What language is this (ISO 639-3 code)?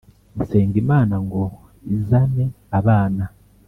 kin